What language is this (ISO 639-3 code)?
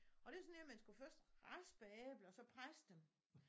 dan